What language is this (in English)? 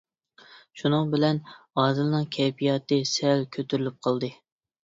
Uyghur